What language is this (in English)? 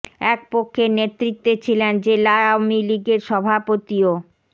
Bangla